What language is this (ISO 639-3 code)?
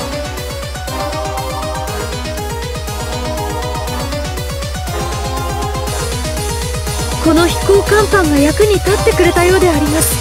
jpn